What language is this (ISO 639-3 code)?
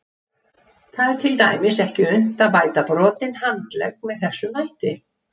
isl